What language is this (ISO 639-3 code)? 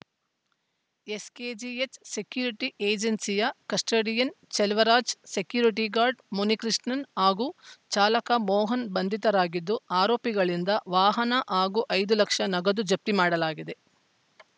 kan